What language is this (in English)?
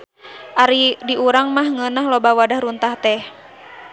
Sundanese